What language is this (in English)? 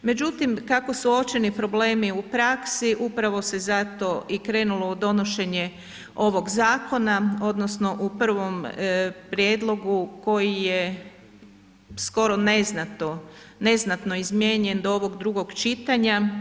Croatian